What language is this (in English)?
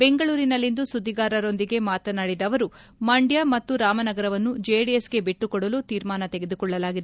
Kannada